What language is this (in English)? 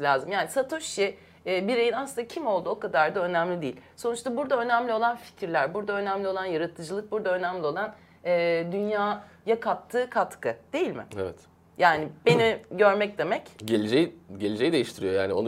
Turkish